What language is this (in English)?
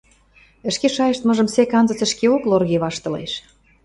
Western Mari